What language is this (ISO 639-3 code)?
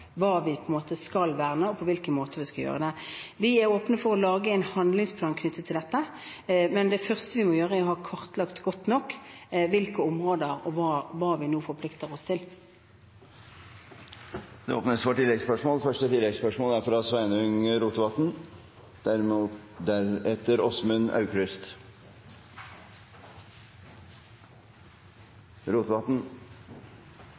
nor